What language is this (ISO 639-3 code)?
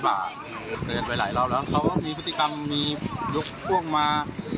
tha